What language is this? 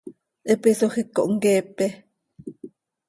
Seri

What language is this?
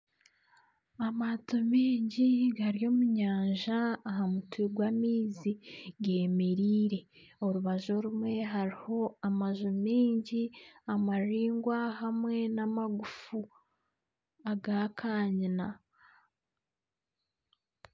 Nyankole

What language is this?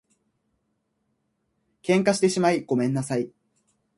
Japanese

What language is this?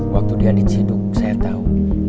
Indonesian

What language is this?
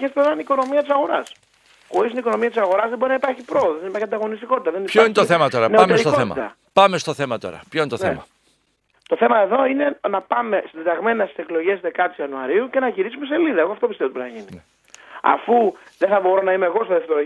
Greek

